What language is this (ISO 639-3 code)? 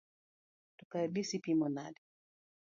luo